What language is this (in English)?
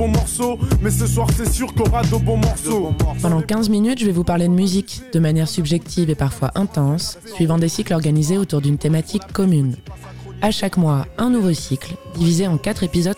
French